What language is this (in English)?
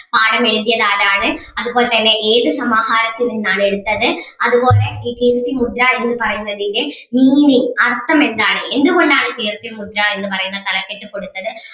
Malayalam